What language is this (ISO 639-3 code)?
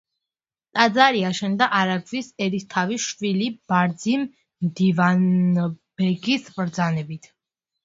kat